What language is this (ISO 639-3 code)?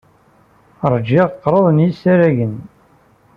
kab